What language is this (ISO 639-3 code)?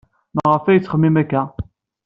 kab